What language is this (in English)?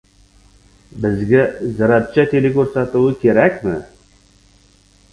Uzbek